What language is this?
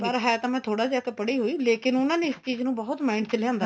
Punjabi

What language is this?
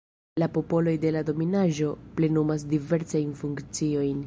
Esperanto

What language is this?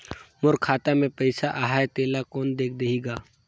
Chhattisgarhi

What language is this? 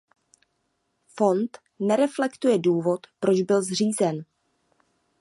Czech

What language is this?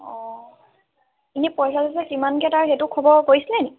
Assamese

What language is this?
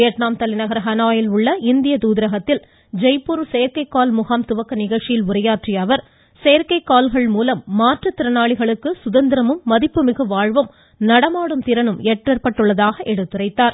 Tamil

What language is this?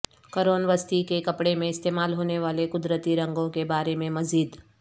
Urdu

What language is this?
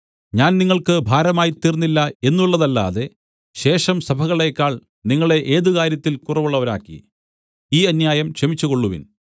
Malayalam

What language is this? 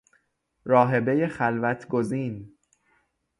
Persian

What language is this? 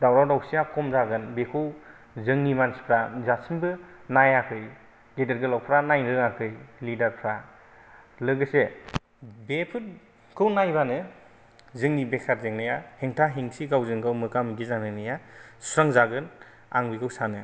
Bodo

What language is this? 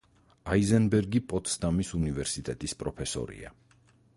Georgian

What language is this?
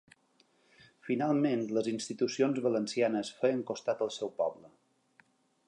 Catalan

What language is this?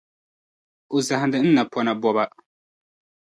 Dagbani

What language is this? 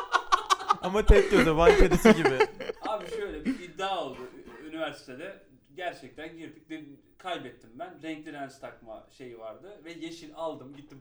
Turkish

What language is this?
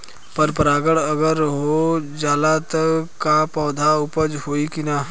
Bhojpuri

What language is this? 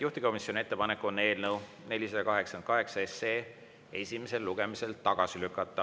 Estonian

